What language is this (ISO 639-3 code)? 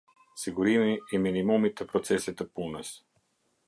sqi